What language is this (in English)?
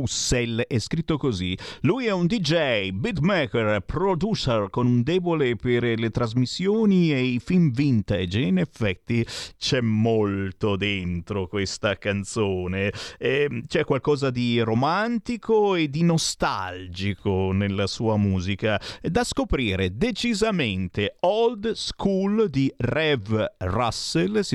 Italian